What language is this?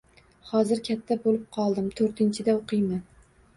Uzbek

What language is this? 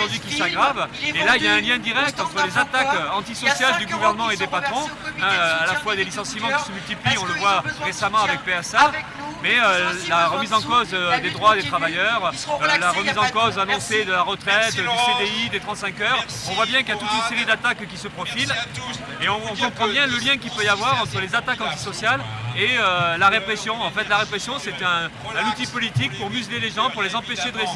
French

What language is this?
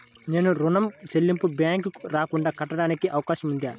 Telugu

